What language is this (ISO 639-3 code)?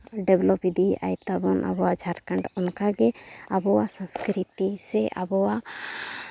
sat